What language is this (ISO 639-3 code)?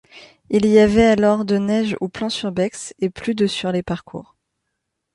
fra